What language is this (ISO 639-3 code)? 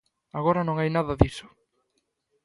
glg